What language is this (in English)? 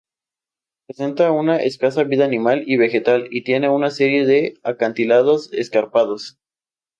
Spanish